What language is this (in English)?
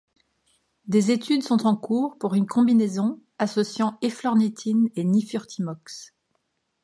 French